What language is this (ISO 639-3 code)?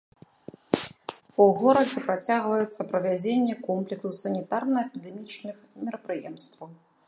bel